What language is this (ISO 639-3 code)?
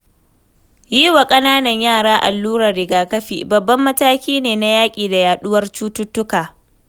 hau